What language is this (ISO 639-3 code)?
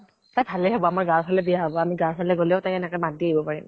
asm